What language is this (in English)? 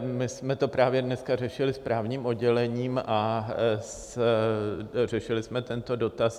Czech